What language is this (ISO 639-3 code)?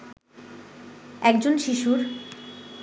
ben